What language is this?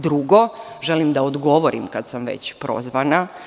Serbian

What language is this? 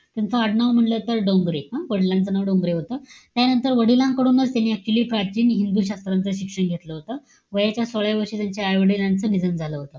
Marathi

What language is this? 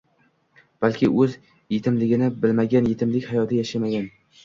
Uzbek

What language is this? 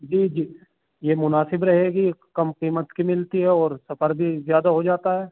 Urdu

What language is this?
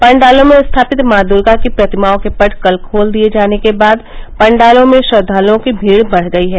Hindi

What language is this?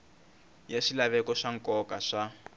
Tsonga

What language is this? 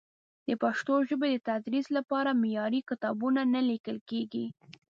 Pashto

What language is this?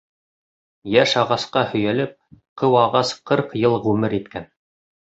Bashkir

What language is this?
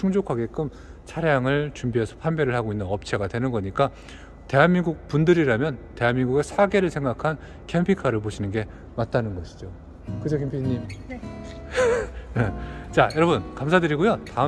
Korean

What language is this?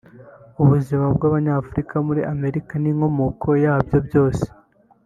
Kinyarwanda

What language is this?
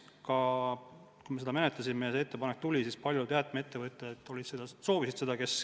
Estonian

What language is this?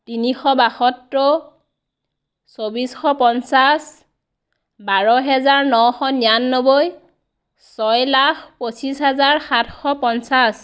Assamese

